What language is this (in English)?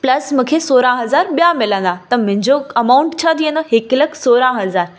Sindhi